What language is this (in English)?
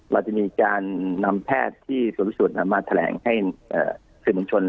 Thai